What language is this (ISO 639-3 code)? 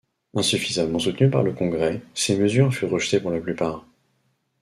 fra